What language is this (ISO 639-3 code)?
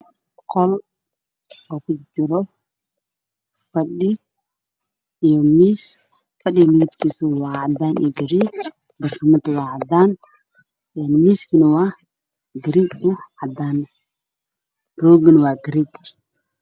som